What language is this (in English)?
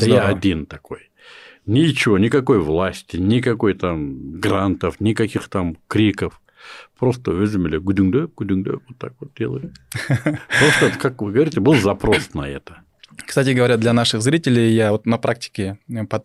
Russian